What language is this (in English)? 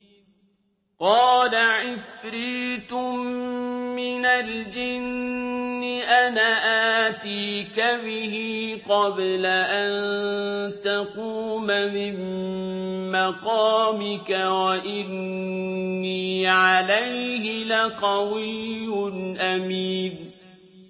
Arabic